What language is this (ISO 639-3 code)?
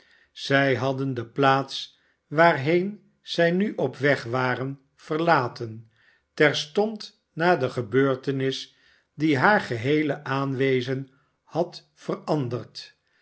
nld